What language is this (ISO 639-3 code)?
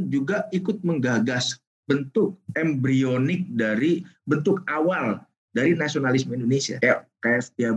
ind